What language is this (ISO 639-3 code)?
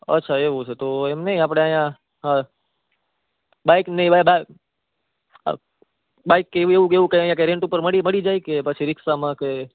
guj